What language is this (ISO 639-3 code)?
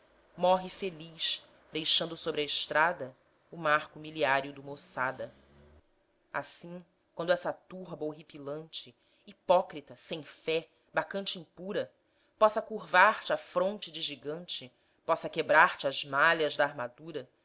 por